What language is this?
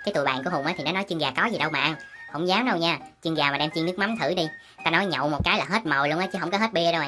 Vietnamese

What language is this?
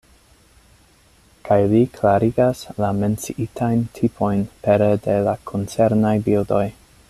Esperanto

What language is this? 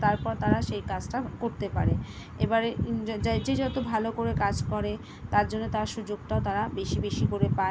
Bangla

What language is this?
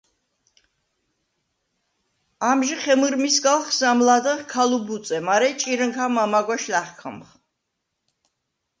Svan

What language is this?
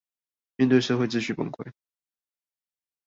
Chinese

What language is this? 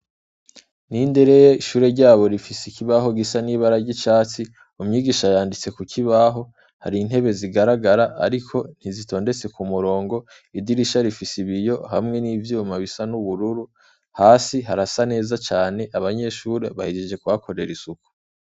Rundi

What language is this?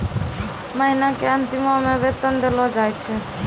Maithili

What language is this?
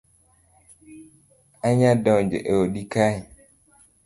Luo (Kenya and Tanzania)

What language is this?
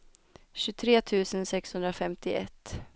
Swedish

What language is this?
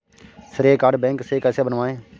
Hindi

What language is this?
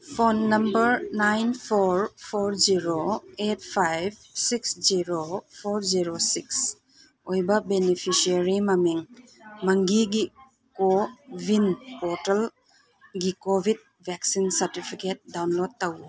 Manipuri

